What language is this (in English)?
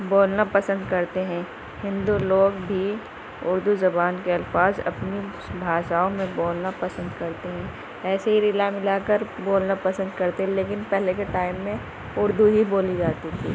Urdu